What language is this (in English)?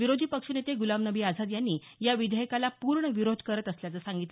Marathi